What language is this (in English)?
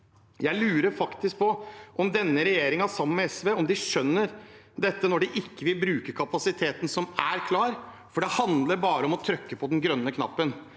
Norwegian